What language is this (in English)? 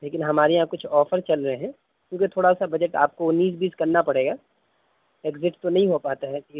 Urdu